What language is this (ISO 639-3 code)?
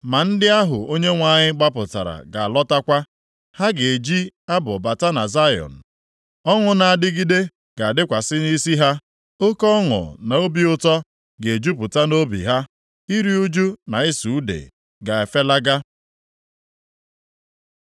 ibo